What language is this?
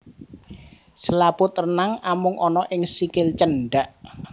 Javanese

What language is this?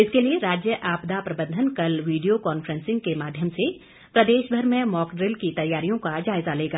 Hindi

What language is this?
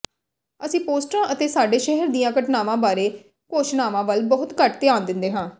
Punjabi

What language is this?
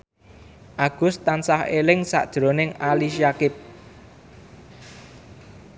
Javanese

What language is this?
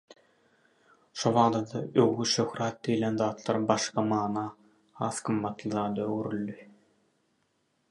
Turkmen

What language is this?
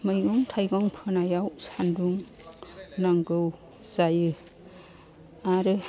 Bodo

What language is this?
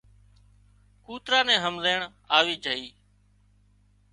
Wadiyara Koli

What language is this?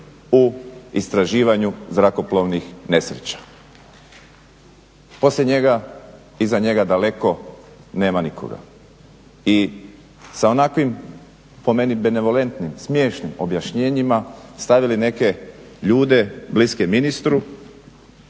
Croatian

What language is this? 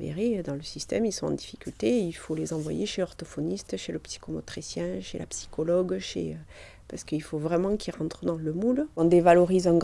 French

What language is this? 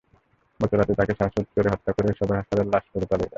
Bangla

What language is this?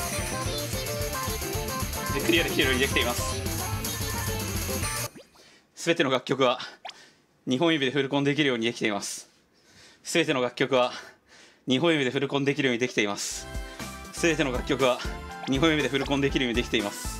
Japanese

